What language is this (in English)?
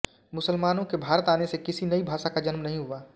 Hindi